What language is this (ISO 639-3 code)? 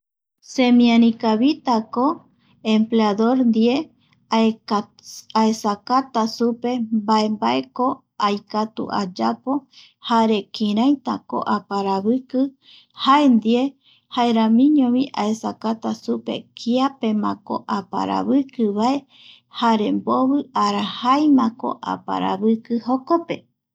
gui